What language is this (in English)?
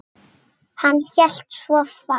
Icelandic